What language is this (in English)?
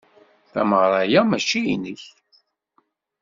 Kabyle